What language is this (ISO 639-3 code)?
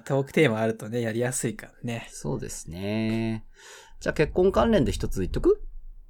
jpn